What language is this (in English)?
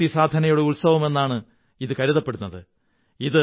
Malayalam